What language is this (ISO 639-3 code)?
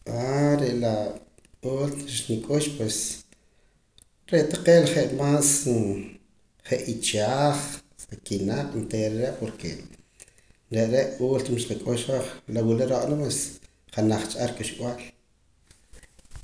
poc